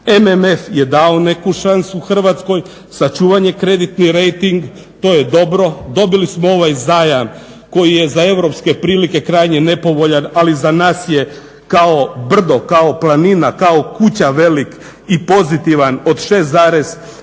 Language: Croatian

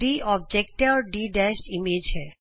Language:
Punjabi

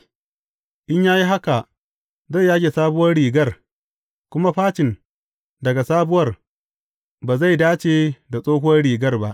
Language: Hausa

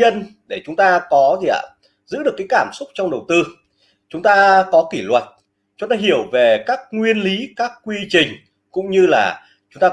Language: Vietnamese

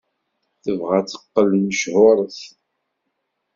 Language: Kabyle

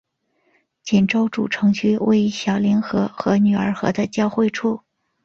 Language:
Chinese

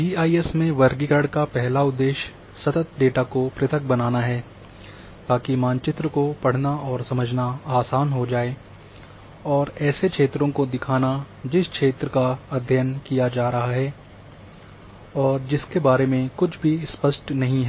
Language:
Hindi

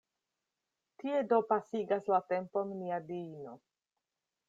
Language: Esperanto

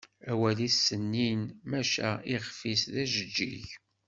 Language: Kabyle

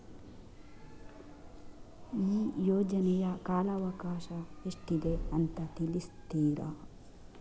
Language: Kannada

